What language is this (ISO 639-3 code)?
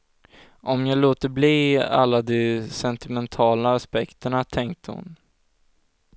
swe